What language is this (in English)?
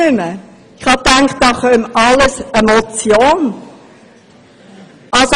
Swiss German